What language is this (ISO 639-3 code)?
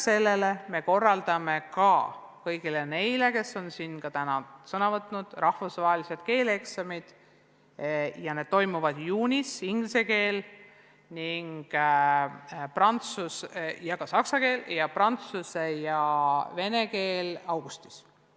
est